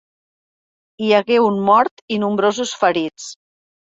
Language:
Catalan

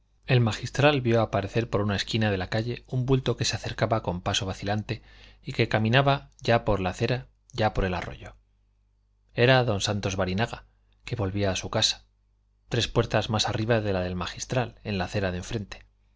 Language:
Spanish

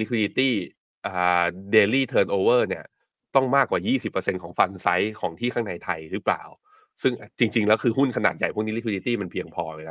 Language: Thai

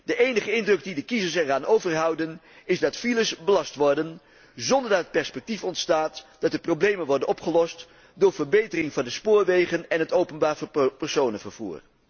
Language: Dutch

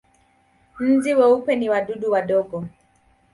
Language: Swahili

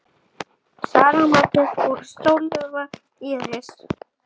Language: Icelandic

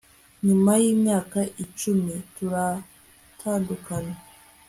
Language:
Kinyarwanda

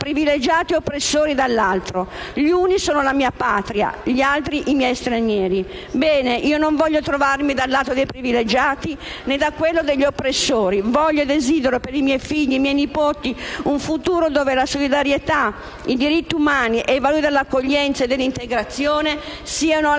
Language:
Italian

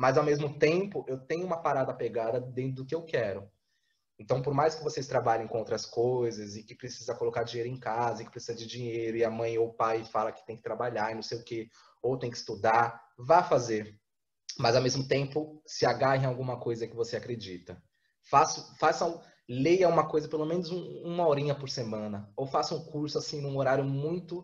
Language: Portuguese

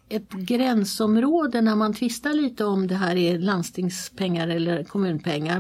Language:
Swedish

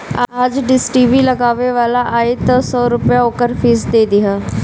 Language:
Bhojpuri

